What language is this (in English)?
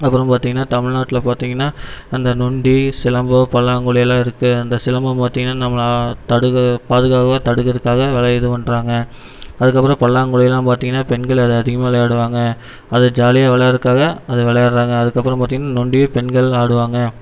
Tamil